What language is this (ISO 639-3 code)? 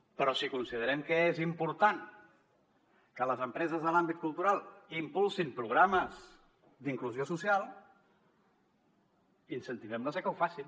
cat